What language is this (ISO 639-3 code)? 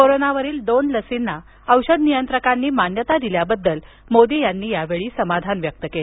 mar